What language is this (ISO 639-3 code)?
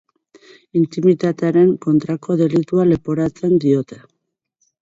eus